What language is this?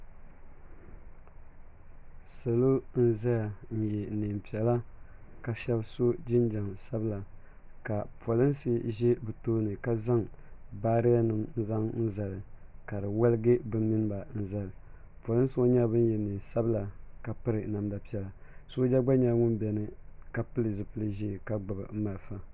Dagbani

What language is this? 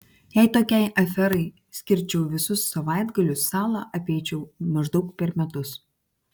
Lithuanian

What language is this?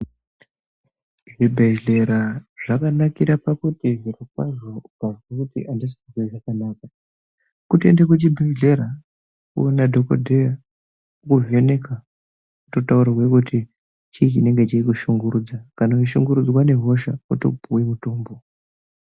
Ndau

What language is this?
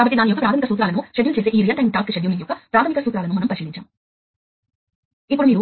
Telugu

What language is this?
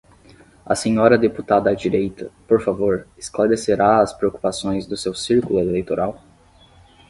Portuguese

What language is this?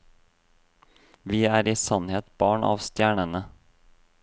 Norwegian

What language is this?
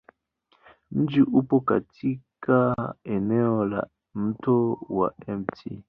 Swahili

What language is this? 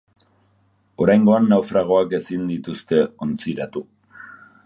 Basque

